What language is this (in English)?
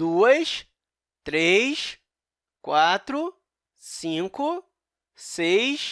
Portuguese